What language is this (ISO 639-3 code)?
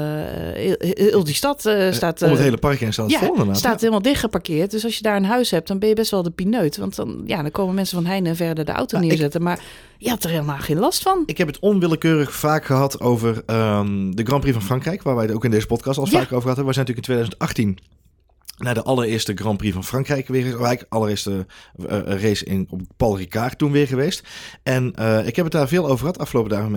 nld